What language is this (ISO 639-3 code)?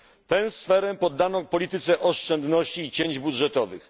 pol